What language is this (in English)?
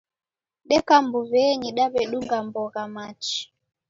Taita